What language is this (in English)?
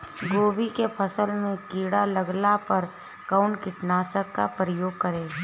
Bhojpuri